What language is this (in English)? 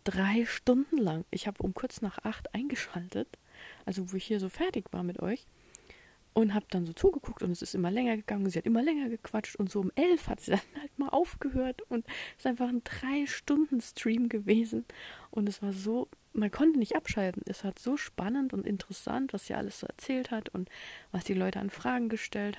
German